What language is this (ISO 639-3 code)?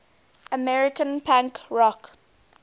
eng